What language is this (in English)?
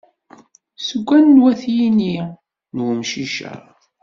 Kabyle